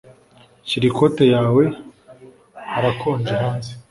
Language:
Kinyarwanda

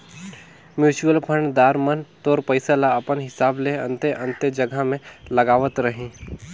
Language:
Chhattisgarhi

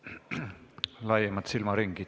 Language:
Estonian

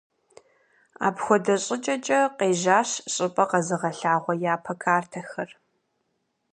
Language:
Kabardian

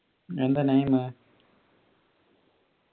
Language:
Malayalam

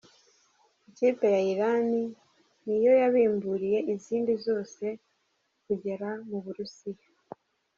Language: Kinyarwanda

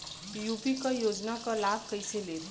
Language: Bhojpuri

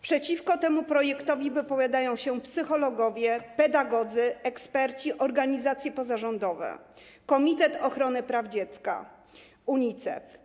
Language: Polish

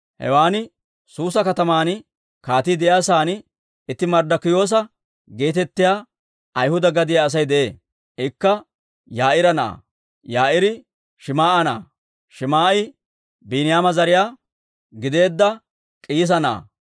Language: Dawro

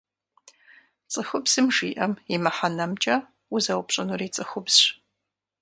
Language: Kabardian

